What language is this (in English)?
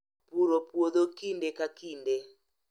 Luo (Kenya and Tanzania)